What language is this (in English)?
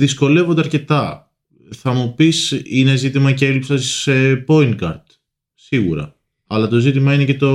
Greek